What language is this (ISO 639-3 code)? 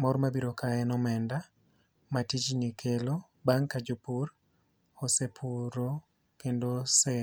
luo